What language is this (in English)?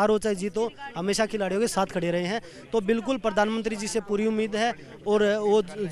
Hindi